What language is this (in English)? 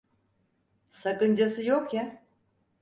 Turkish